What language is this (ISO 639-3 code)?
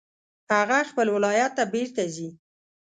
pus